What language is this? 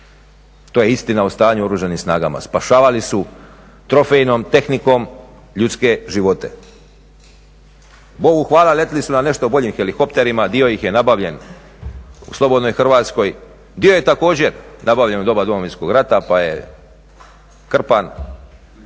Croatian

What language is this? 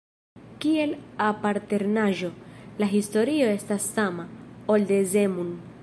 Esperanto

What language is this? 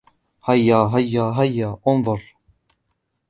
Arabic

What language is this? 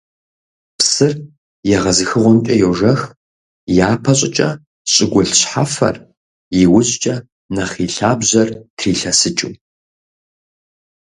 Kabardian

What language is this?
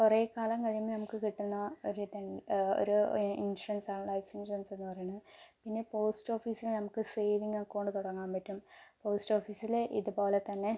Malayalam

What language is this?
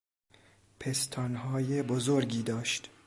Persian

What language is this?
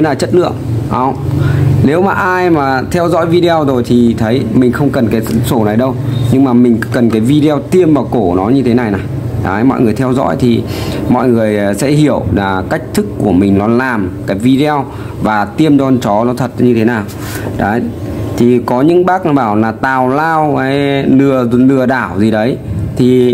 Vietnamese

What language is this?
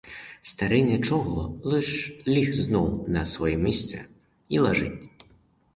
Ukrainian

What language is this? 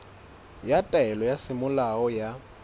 Southern Sotho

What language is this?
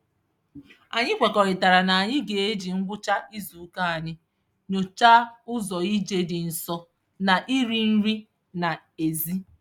Igbo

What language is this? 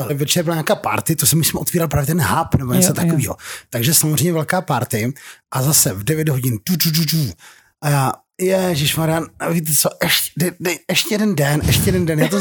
Czech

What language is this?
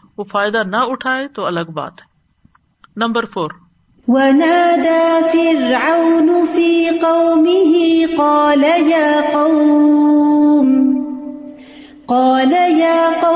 Urdu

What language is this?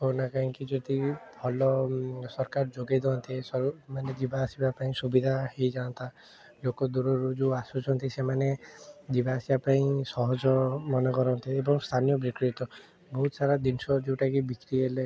Odia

